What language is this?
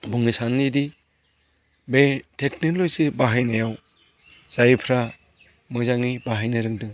Bodo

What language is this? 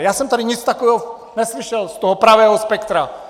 Czech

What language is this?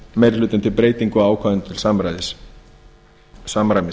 Icelandic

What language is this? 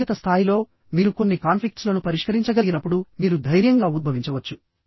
Telugu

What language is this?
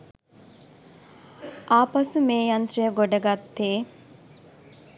Sinhala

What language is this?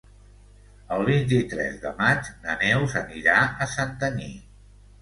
Catalan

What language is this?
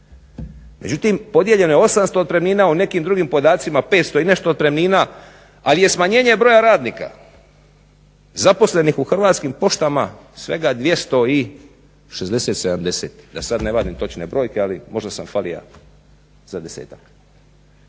Croatian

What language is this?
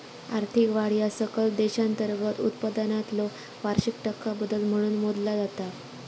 Marathi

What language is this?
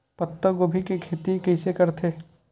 Chhattisgarhi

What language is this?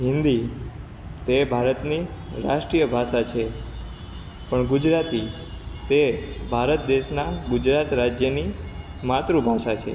Gujarati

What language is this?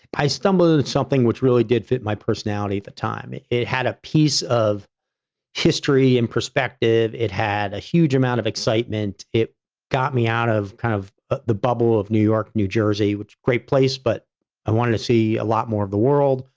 English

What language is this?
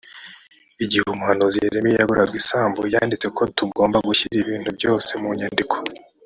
Kinyarwanda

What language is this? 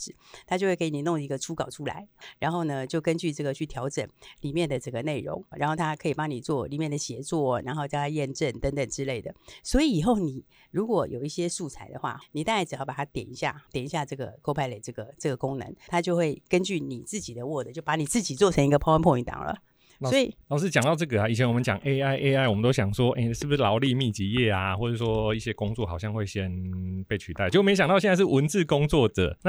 Chinese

